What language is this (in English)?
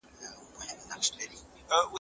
Pashto